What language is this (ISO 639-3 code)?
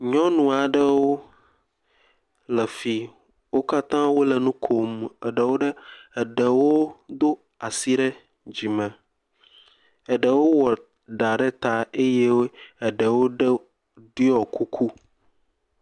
ewe